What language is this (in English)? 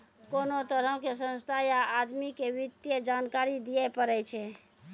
Maithili